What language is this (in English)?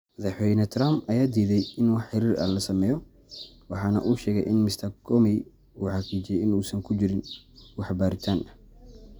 Somali